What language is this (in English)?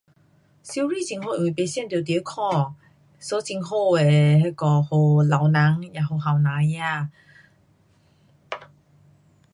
Pu-Xian Chinese